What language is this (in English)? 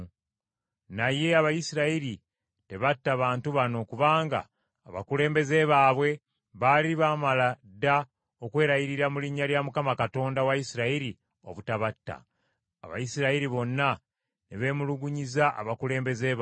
Ganda